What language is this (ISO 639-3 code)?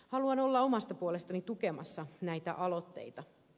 fin